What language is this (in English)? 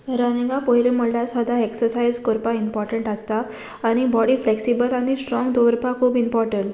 Konkani